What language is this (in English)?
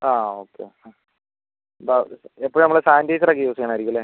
Malayalam